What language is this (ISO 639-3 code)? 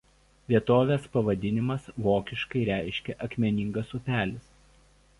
lit